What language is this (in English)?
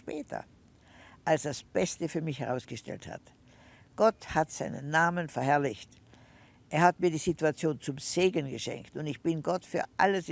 German